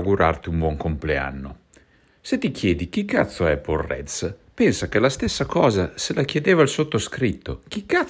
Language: Italian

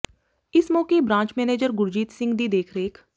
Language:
Punjabi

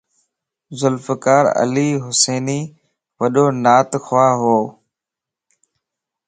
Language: Lasi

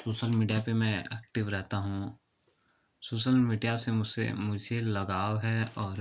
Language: Hindi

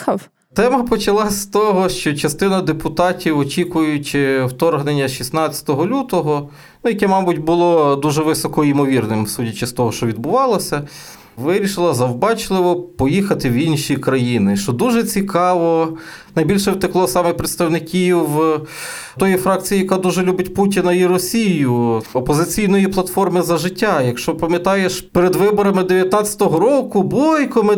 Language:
Ukrainian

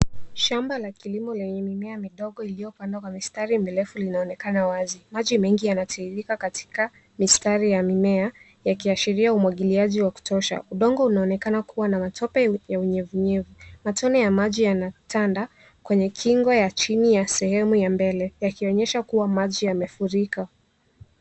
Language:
Swahili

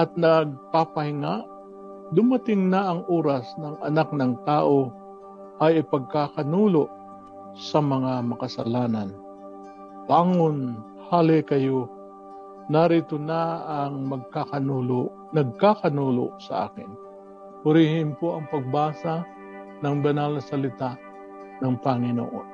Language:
Filipino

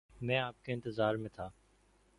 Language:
Urdu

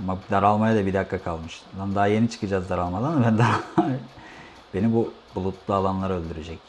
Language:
Turkish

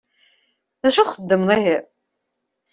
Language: Kabyle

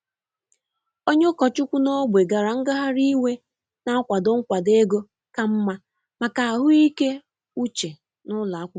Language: Igbo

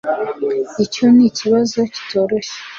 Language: Kinyarwanda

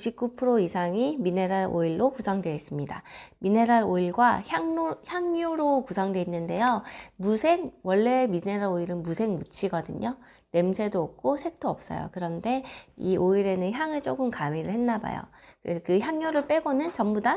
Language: Korean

